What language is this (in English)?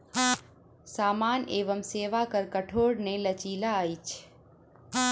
Maithili